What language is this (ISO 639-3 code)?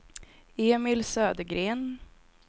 swe